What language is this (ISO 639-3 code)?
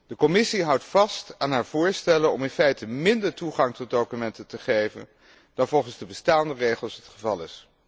nld